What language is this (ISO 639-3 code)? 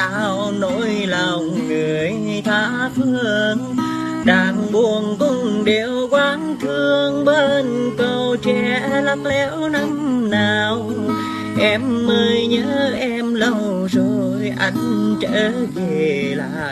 vie